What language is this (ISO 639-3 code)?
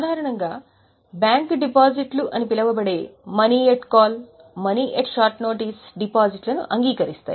tel